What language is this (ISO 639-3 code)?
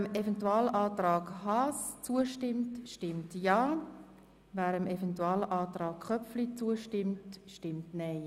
gsw